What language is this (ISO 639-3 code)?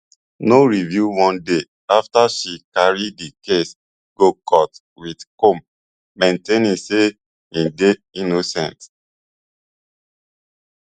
pcm